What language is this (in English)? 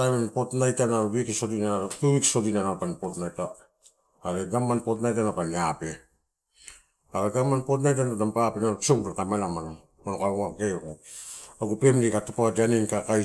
Torau